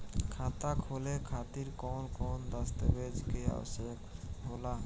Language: Bhojpuri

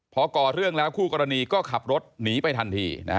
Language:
Thai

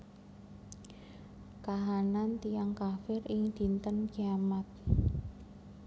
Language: Javanese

